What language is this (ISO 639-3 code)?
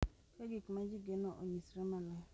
luo